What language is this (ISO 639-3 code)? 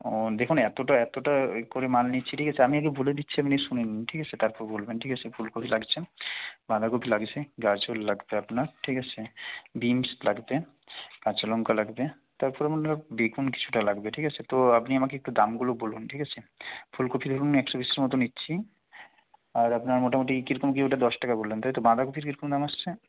ben